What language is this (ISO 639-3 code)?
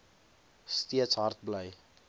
afr